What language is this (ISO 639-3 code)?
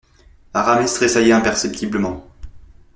fra